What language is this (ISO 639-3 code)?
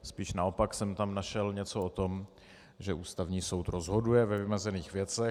ces